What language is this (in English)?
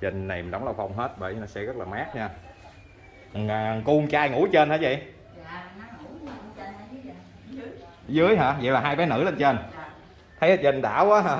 Vietnamese